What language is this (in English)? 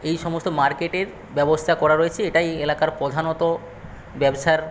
Bangla